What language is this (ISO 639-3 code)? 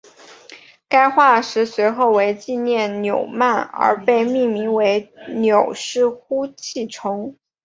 zho